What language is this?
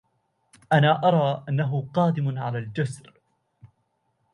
Arabic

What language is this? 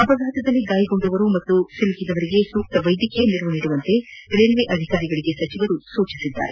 Kannada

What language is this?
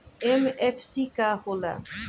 Bhojpuri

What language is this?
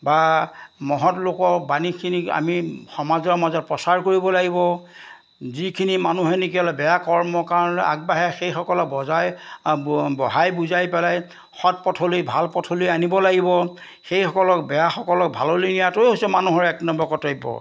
Assamese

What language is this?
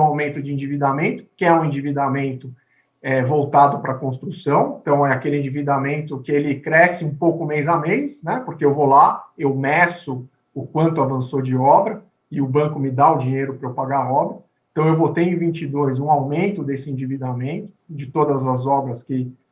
Portuguese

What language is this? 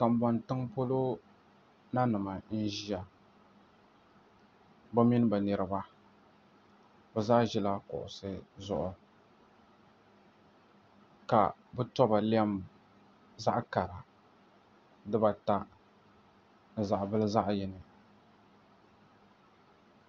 Dagbani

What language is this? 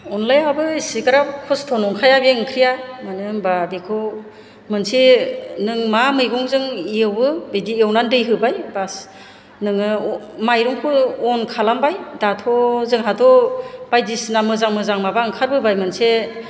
Bodo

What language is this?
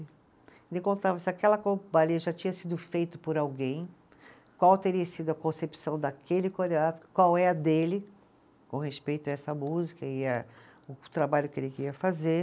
Portuguese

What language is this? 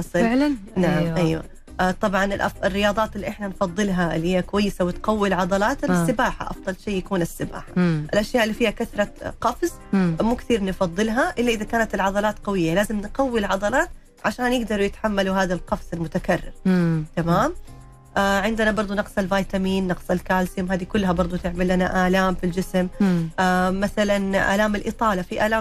Arabic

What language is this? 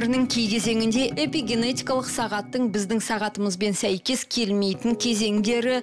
Russian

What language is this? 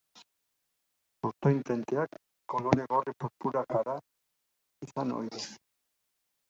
Basque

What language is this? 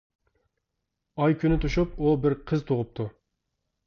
Uyghur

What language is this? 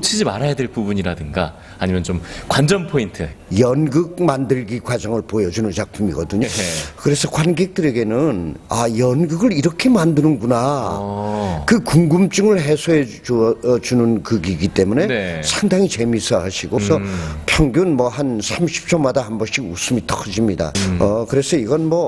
Korean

